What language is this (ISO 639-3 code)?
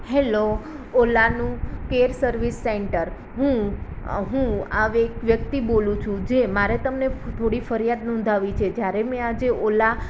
guj